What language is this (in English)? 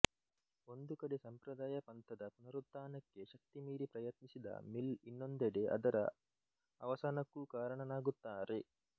Kannada